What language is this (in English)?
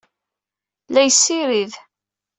Kabyle